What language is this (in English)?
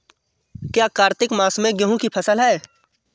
Hindi